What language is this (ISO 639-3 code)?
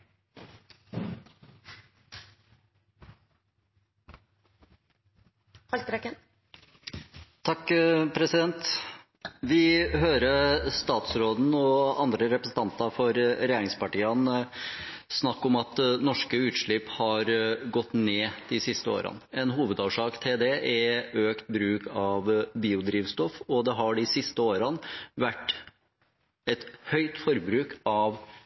nor